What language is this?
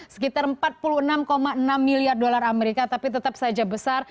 Indonesian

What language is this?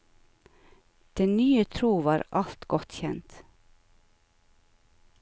Norwegian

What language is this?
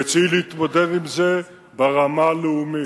Hebrew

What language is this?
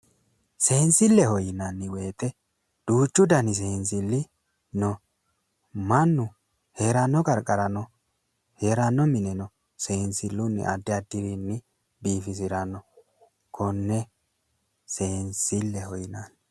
Sidamo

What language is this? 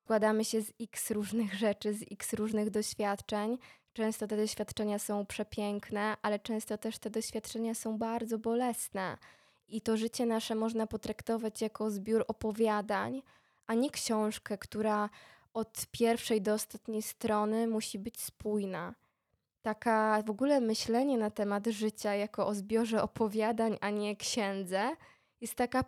Polish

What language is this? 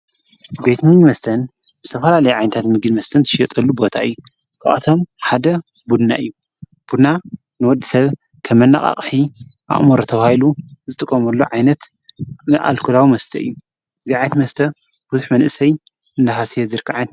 Tigrinya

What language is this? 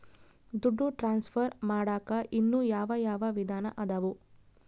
Kannada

